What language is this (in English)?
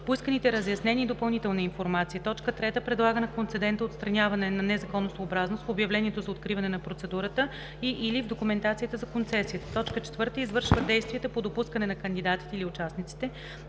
Bulgarian